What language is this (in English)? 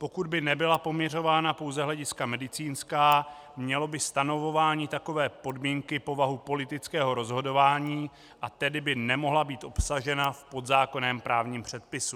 Czech